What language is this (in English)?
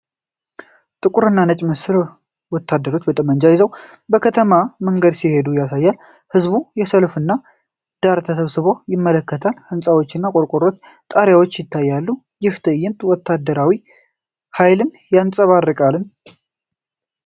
Amharic